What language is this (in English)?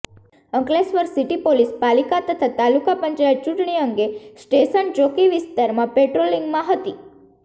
Gujarati